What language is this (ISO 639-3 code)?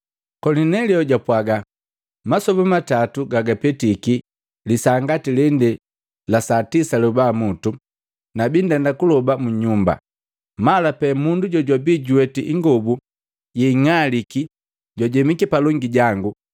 mgv